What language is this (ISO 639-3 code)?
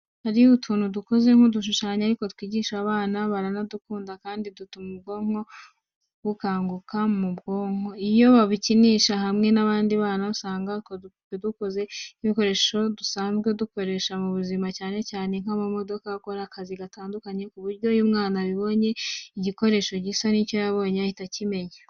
kin